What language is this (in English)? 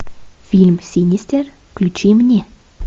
Russian